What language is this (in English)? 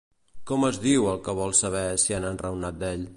Catalan